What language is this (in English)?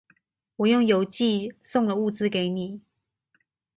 Chinese